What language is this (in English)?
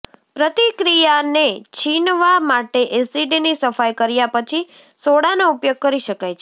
Gujarati